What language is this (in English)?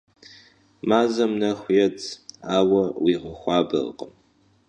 Kabardian